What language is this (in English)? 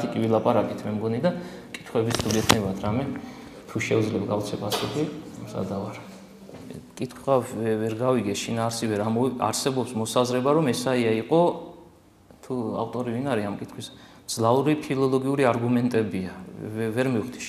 Romanian